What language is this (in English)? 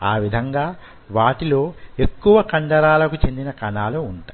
Telugu